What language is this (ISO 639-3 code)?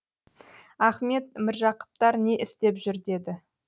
kaz